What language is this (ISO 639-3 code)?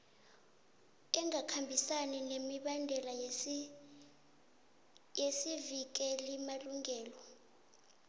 nbl